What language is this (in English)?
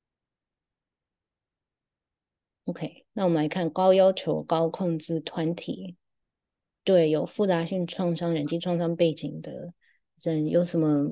Chinese